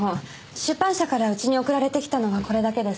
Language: Japanese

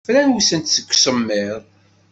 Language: Kabyle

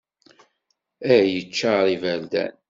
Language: Kabyle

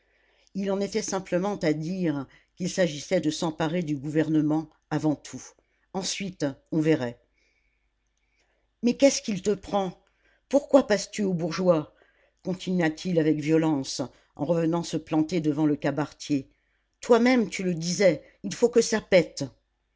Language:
French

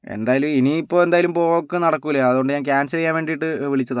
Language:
Malayalam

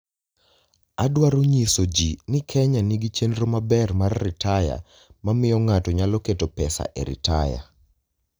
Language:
Luo (Kenya and Tanzania)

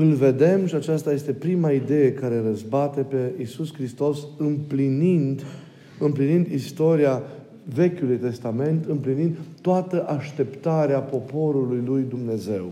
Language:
Romanian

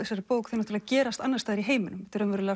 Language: Icelandic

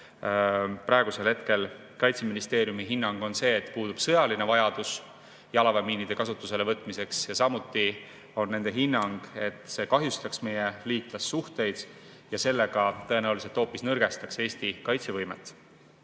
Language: Estonian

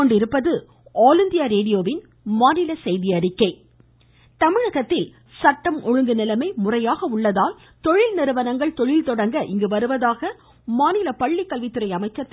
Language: Tamil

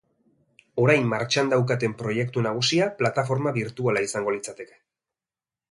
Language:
Basque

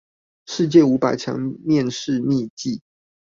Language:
Chinese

